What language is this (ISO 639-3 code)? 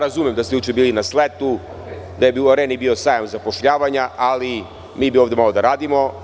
srp